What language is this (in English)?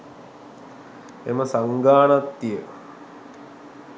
Sinhala